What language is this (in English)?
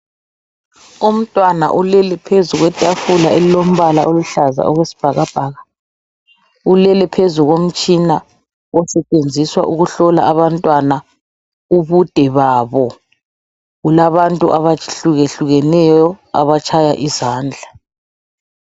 North Ndebele